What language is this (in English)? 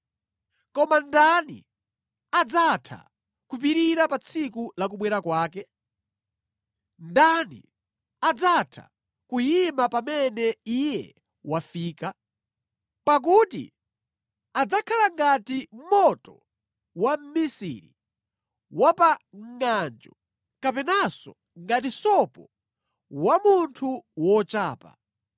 Nyanja